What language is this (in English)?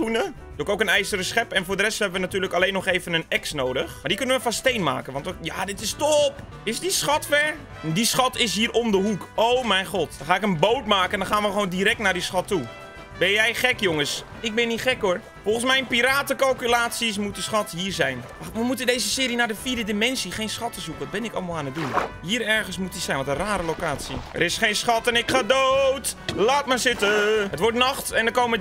Dutch